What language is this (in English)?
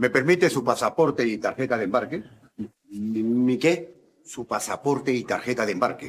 Spanish